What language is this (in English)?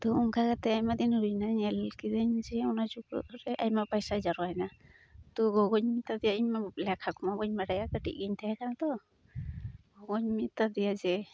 Santali